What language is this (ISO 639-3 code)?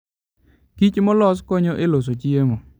luo